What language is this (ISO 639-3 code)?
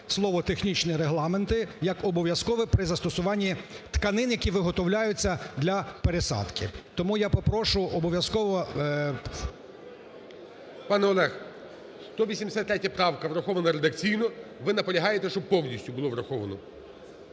ukr